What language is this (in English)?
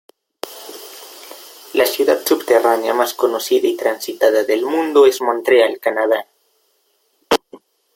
Spanish